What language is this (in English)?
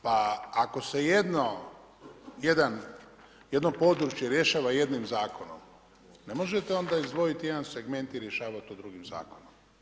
Croatian